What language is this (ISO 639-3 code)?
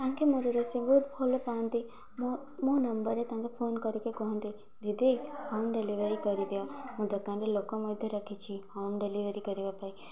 ori